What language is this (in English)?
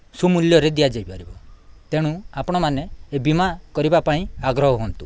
Odia